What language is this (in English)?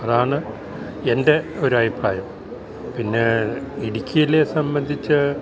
Malayalam